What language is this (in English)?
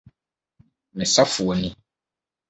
Akan